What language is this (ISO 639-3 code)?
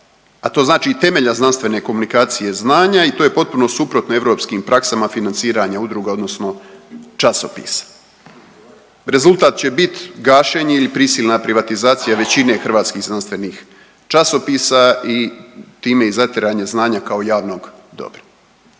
hrv